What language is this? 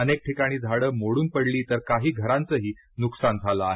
Marathi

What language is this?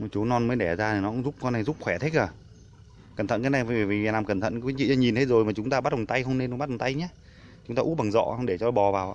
Vietnamese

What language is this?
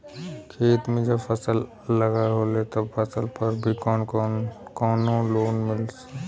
Bhojpuri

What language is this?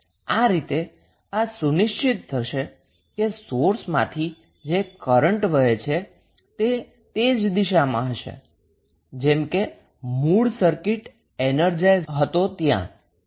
Gujarati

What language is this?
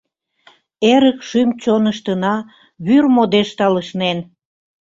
Mari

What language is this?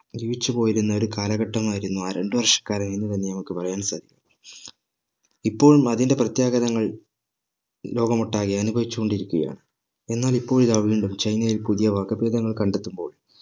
Malayalam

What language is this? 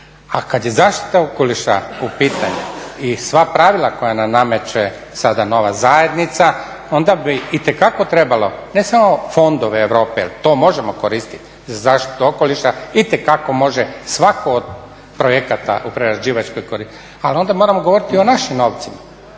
Croatian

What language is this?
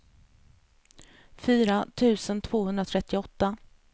Swedish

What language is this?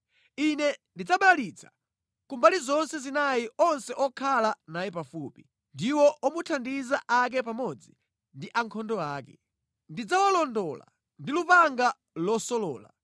Nyanja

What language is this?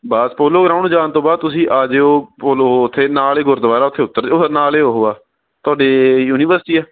Punjabi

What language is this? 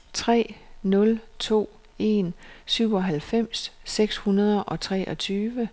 Danish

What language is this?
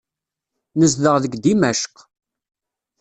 Kabyle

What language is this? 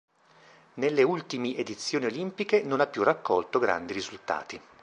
Italian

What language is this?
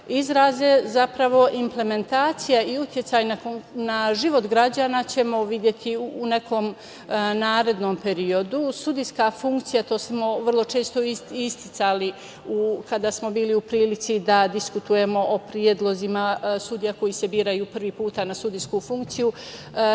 Serbian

